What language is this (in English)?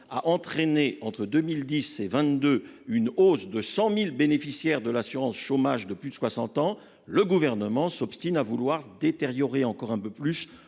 French